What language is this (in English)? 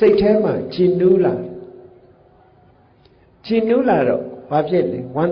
Vietnamese